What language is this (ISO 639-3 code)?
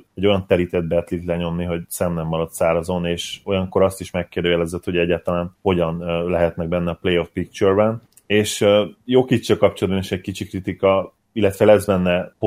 hun